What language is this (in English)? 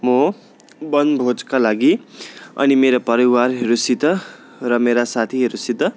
Nepali